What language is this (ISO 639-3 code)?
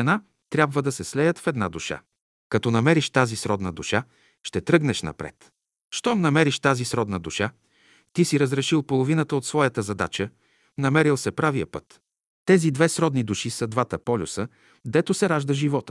bul